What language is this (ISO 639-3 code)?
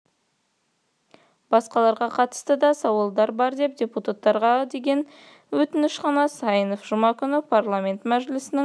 kaz